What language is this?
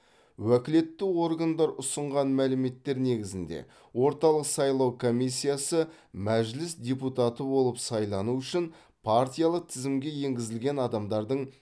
Kazakh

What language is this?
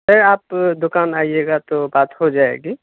Urdu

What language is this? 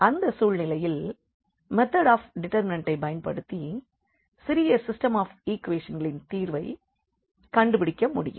Tamil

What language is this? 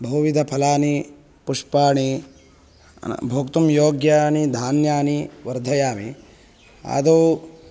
Sanskrit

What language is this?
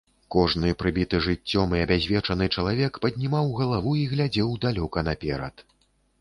Belarusian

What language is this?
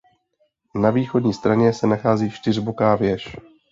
Czech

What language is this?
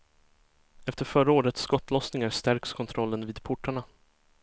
Swedish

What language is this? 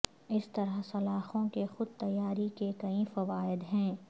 Urdu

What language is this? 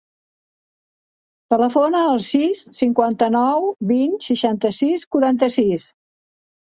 Catalan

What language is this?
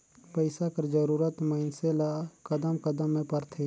Chhattisgarhi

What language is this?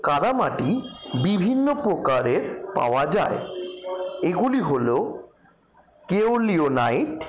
Bangla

